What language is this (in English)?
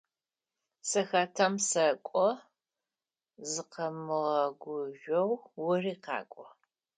Adyghe